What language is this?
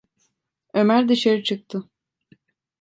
Turkish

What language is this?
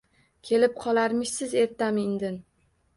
Uzbek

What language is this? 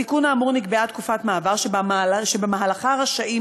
Hebrew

